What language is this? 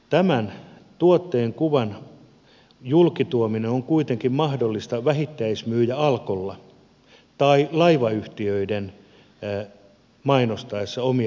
Finnish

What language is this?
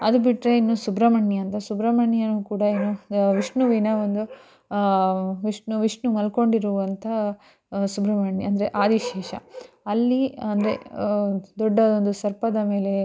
Kannada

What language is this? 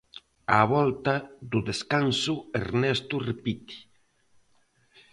Galician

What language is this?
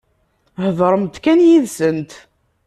Kabyle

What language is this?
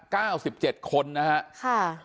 Thai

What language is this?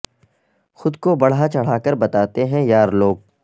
Urdu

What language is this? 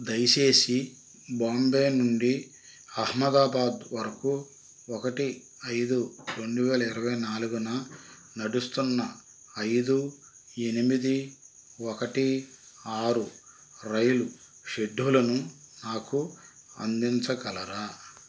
Telugu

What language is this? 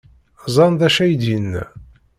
Kabyle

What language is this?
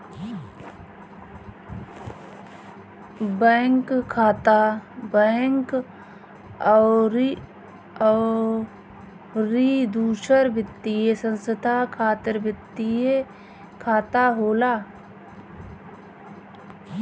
Bhojpuri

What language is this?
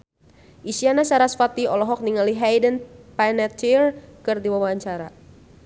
Sundanese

